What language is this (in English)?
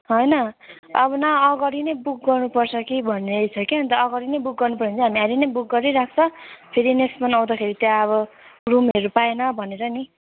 Nepali